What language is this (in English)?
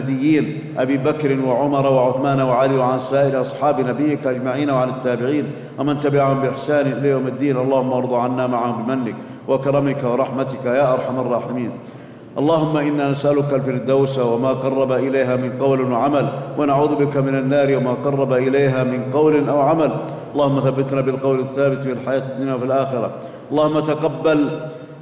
Arabic